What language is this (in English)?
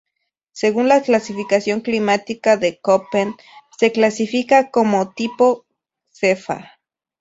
Spanish